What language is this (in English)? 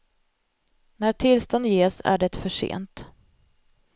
Swedish